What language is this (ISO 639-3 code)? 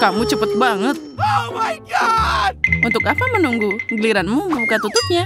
ind